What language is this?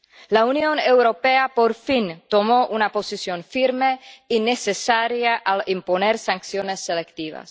Spanish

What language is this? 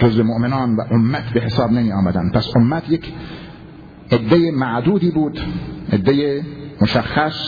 Persian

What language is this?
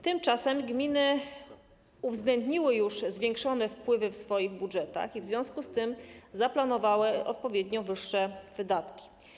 Polish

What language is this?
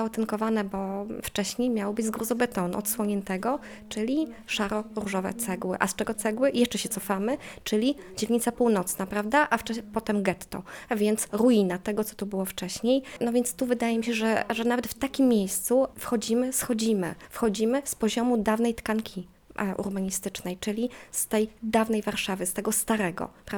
Polish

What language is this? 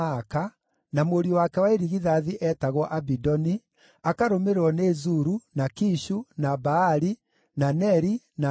Kikuyu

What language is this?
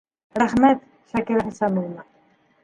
Bashkir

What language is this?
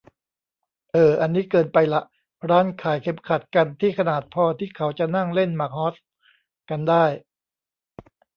Thai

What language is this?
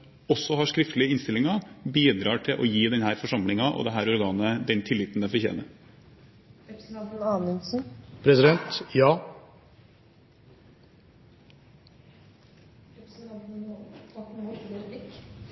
Norwegian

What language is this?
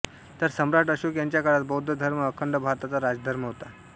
Marathi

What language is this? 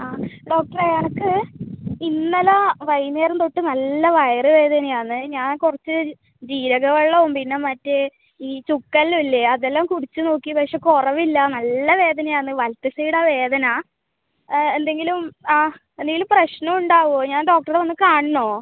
Malayalam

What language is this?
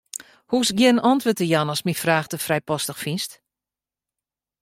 Western Frisian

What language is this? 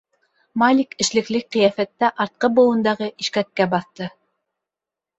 Bashkir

